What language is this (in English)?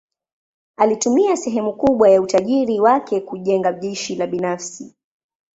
Swahili